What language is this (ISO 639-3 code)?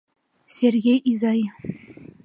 chm